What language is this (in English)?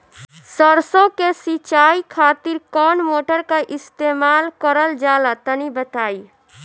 Bhojpuri